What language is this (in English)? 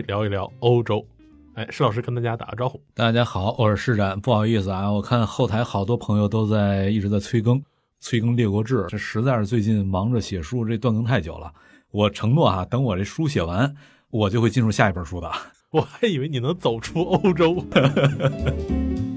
Chinese